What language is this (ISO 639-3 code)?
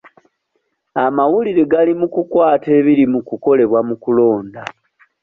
lug